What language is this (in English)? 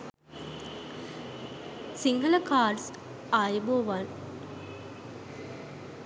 Sinhala